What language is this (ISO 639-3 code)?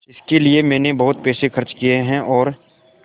hin